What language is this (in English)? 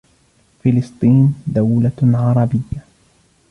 Arabic